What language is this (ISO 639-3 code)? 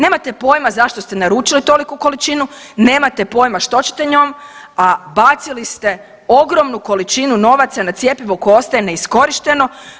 hrv